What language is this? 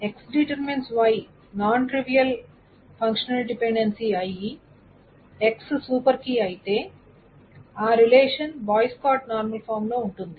Telugu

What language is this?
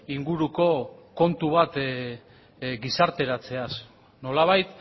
Basque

